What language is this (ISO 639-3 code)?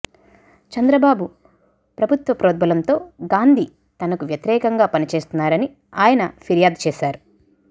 tel